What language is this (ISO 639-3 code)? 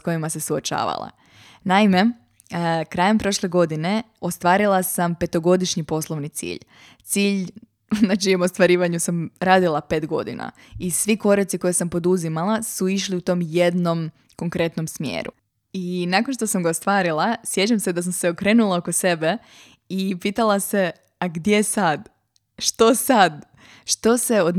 hrv